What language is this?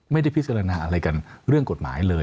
Thai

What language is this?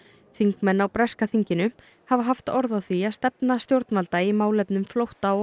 Icelandic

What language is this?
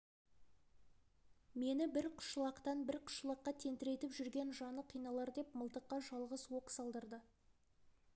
Kazakh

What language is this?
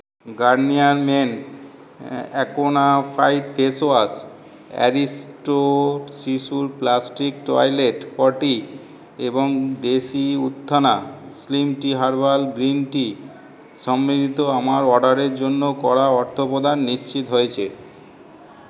Bangla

